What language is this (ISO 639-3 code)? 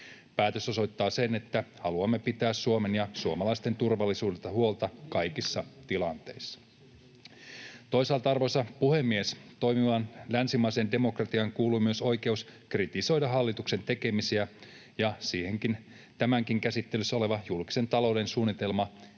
fin